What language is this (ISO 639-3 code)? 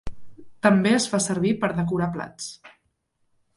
cat